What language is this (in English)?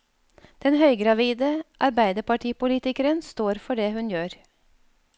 Norwegian